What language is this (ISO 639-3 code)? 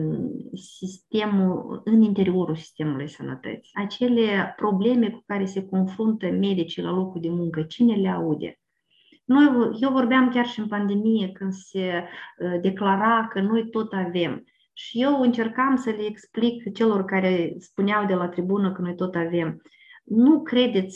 ron